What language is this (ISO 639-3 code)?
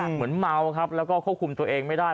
tha